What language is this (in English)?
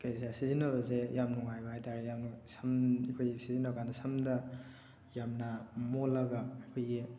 Manipuri